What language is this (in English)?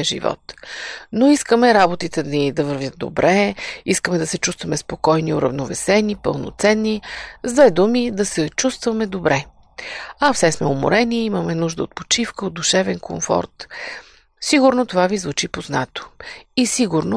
Bulgarian